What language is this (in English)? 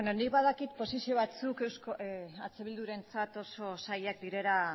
Basque